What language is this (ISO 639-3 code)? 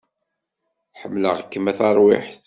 kab